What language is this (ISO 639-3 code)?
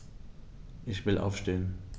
deu